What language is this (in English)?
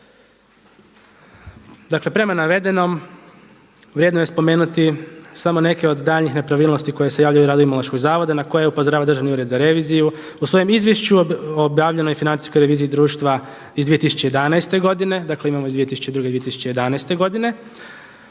Croatian